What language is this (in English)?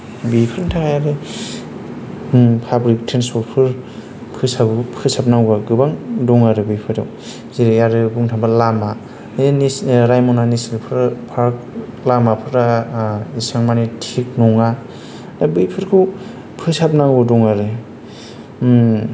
Bodo